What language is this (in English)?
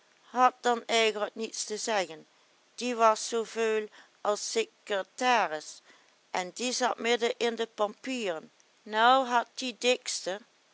Dutch